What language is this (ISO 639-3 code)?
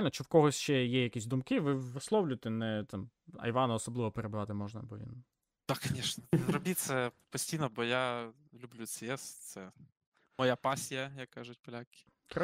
ukr